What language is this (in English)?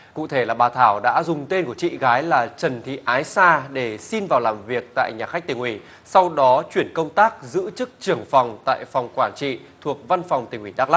Vietnamese